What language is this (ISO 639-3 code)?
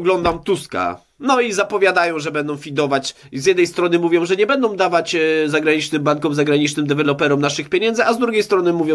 pol